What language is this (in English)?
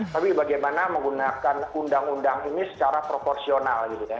Indonesian